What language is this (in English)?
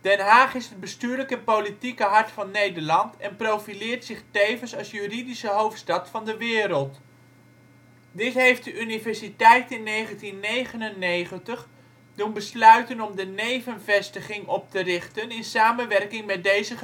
Dutch